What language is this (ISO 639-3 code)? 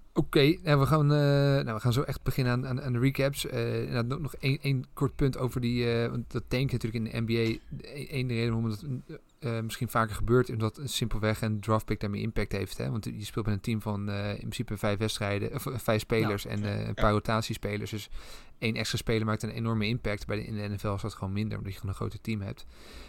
nld